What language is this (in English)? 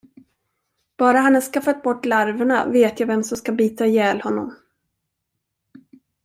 Swedish